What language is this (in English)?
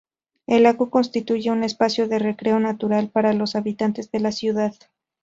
Spanish